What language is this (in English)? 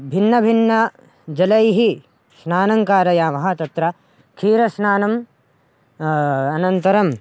Sanskrit